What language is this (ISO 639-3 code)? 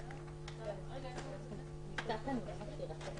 heb